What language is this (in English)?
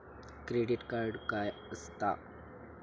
Marathi